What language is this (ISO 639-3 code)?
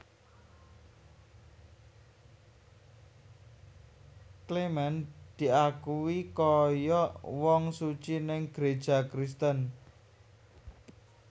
jav